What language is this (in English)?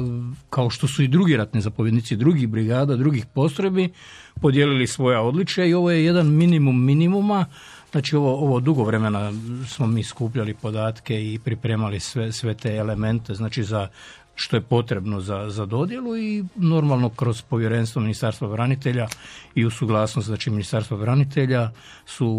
Croatian